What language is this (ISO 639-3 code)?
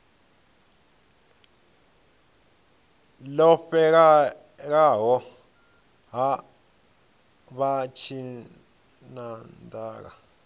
ven